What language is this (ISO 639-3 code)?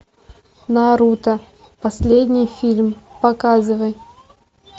rus